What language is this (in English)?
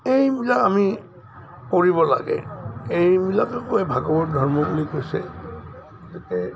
Assamese